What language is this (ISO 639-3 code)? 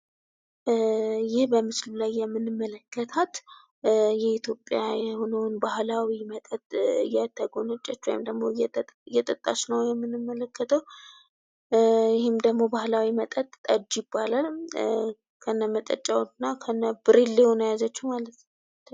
amh